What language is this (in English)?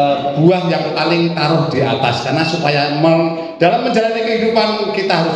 Indonesian